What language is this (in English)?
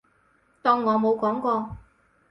Cantonese